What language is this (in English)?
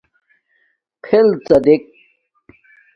Domaaki